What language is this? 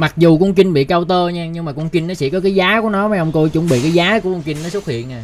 Vietnamese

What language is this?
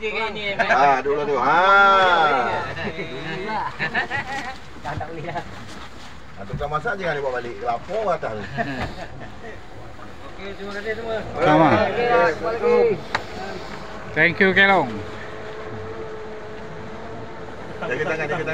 Malay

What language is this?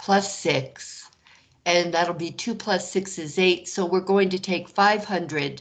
English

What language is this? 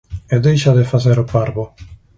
Galician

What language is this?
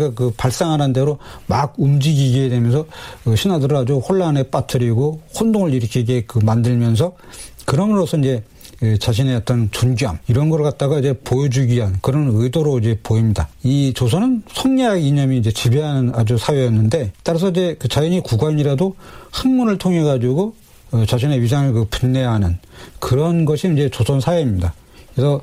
Korean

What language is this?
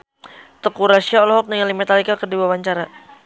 Sundanese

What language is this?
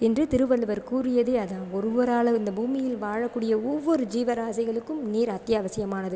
Tamil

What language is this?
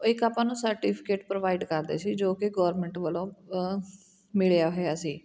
Punjabi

